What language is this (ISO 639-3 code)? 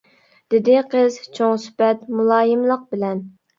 uig